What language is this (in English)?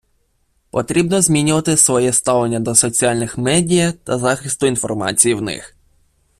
Ukrainian